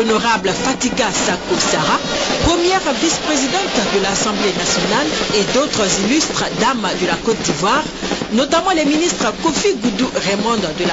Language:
French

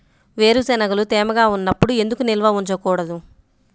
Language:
Telugu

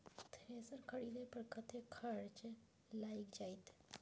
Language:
Maithili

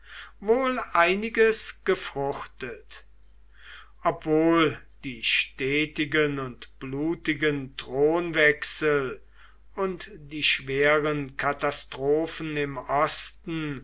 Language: German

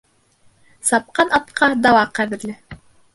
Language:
Bashkir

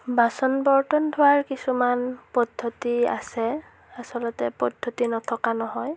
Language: Assamese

